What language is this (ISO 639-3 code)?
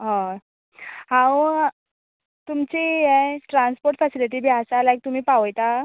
kok